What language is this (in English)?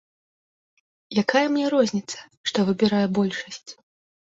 Belarusian